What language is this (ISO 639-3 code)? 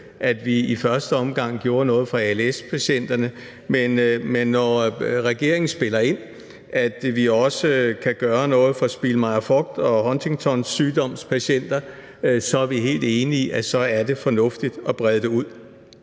dan